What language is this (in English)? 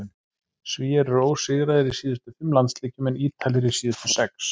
Icelandic